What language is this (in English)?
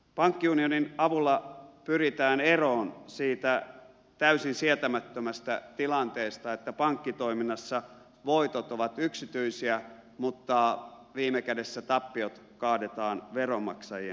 Finnish